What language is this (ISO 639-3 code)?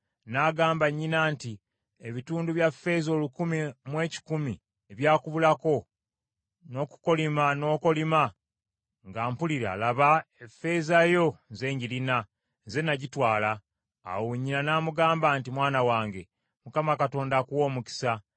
lug